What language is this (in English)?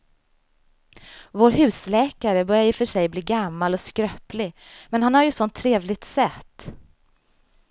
Swedish